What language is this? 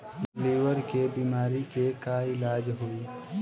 Bhojpuri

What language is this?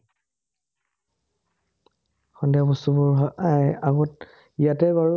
Assamese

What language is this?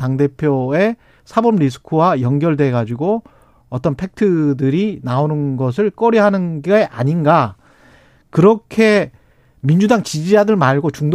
Korean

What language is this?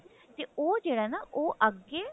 Punjabi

